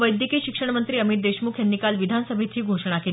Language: Marathi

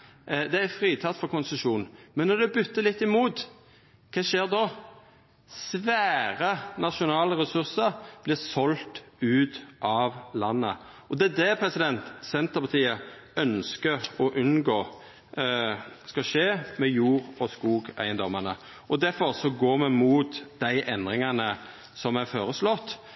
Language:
Norwegian Nynorsk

